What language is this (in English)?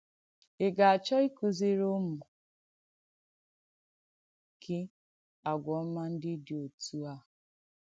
Igbo